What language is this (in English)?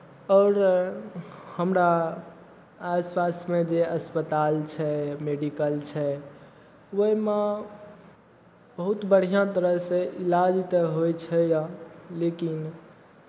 Maithili